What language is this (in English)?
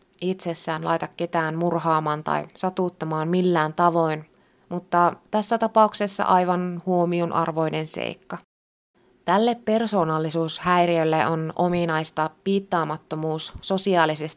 Finnish